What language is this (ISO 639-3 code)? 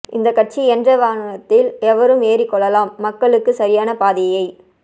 tam